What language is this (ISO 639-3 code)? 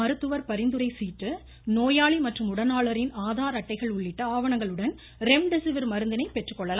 tam